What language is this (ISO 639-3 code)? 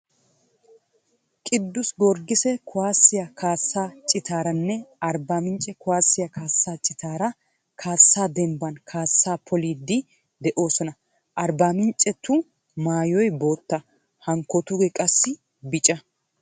wal